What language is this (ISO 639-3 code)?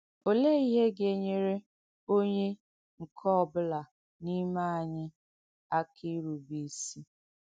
ibo